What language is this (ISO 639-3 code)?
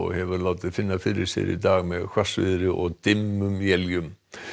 isl